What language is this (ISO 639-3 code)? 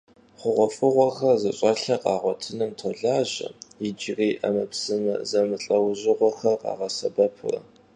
kbd